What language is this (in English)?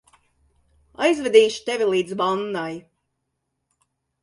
Latvian